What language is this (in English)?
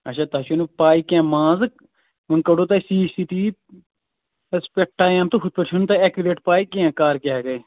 Kashmiri